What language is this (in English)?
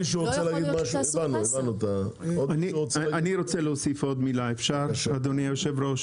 Hebrew